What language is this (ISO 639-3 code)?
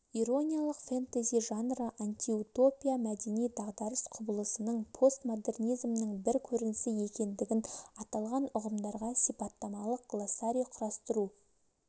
kaz